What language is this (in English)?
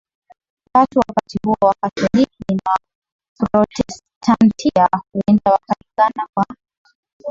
Swahili